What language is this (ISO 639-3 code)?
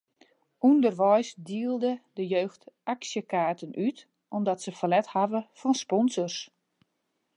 fry